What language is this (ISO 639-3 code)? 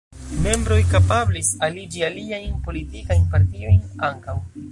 epo